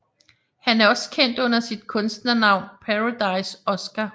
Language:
Danish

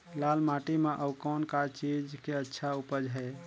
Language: Chhattisgarhi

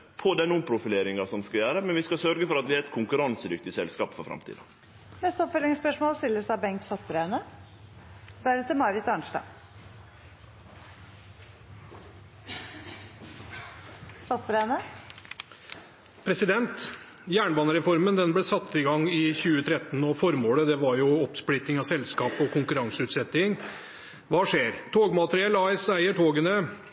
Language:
Norwegian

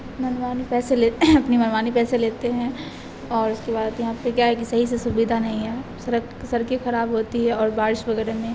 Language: Urdu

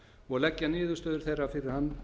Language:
Icelandic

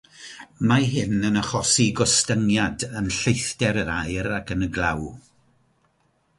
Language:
Welsh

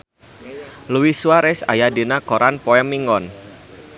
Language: Sundanese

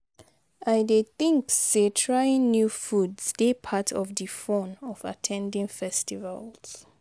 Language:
Nigerian Pidgin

